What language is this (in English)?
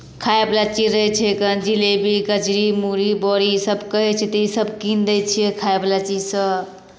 Maithili